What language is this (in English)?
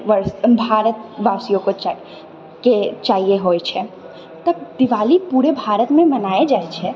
Maithili